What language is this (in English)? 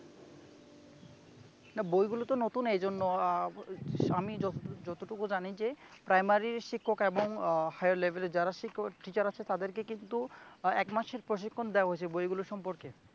Bangla